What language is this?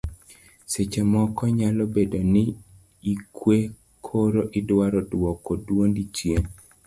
Luo (Kenya and Tanzania)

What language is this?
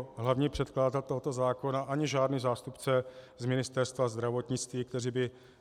Czech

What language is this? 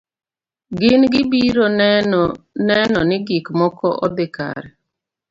Luo (Kenya and Tanzania)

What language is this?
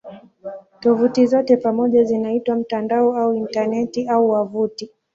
Swahili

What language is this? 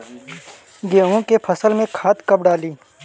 Bhojpuri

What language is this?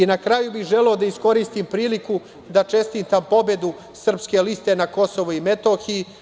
Serbian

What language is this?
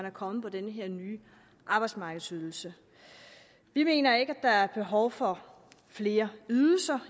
Danish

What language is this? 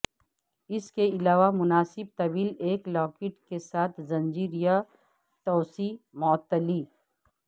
Urdu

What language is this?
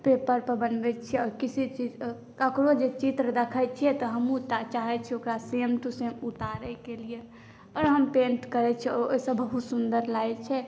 Maithili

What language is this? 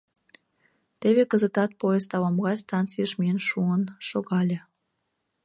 Mari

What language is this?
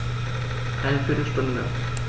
German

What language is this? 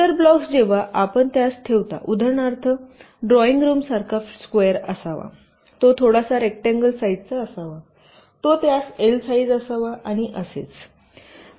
Marathi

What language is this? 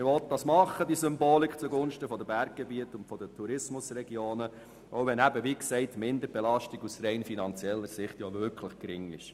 Swiss German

